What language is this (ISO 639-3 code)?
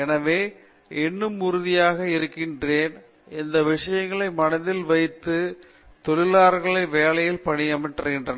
tam